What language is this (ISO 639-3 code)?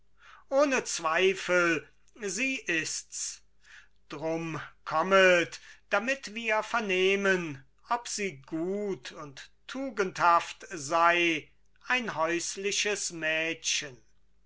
deu